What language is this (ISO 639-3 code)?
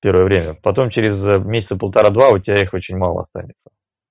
rus